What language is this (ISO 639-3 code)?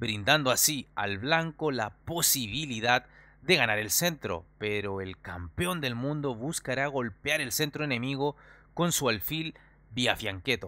spa